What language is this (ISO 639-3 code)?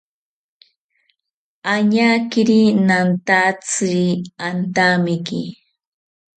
cpy